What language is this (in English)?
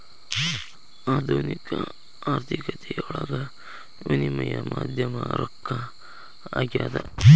Kannada